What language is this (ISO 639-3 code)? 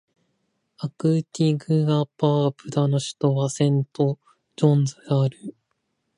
jpn